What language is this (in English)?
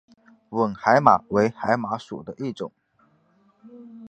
Chinese